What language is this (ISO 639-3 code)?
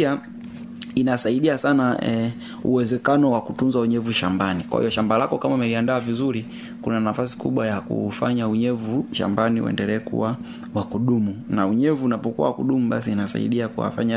swa